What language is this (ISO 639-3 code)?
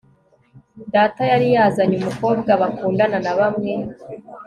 kin